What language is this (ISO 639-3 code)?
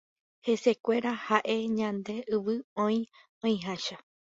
grn